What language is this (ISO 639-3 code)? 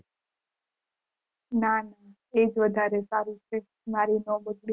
guj